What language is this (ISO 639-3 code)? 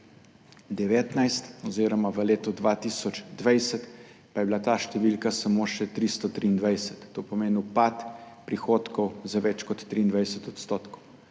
slv